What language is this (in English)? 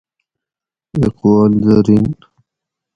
Gawri